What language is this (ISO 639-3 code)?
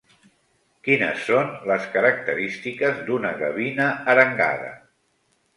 cat